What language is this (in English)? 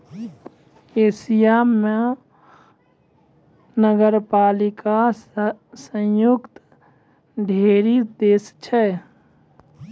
Maithili